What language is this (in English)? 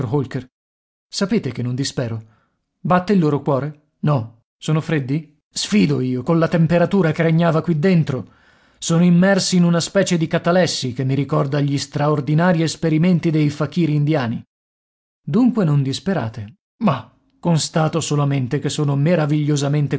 Italian